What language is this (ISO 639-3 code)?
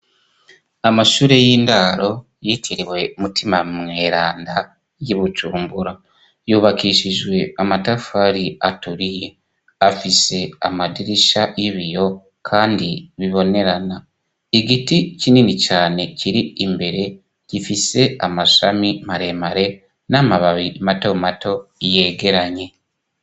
run